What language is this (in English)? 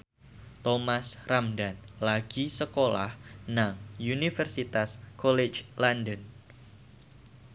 Javanese